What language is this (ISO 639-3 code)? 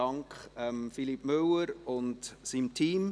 gsw